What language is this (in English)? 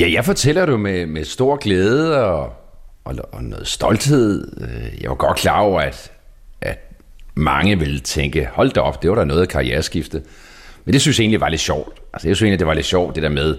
Danish